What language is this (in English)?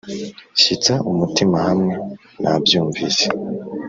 Kinyarwanda